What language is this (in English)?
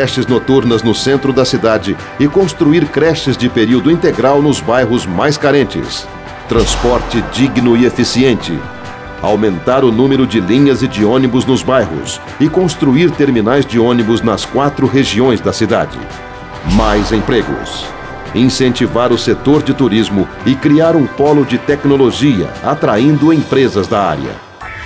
Portuguese